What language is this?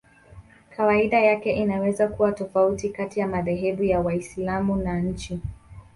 Swahili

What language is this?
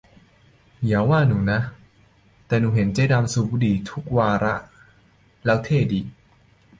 Thai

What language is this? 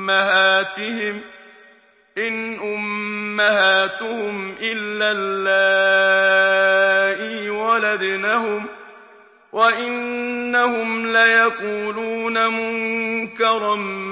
Arabic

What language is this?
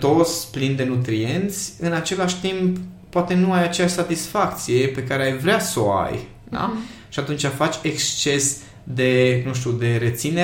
Romanian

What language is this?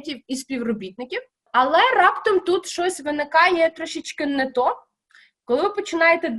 Ukrainian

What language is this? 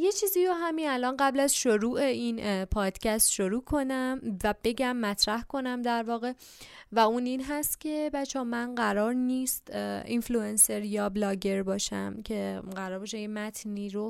Persian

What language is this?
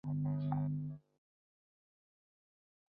Chinese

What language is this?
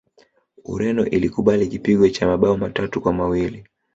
Swahili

